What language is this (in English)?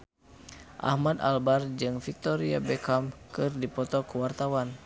Sundanese